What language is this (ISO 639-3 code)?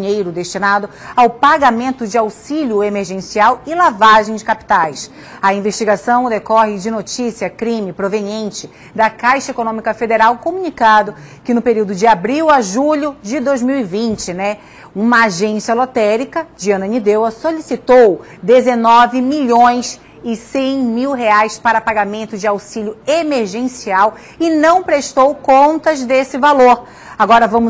por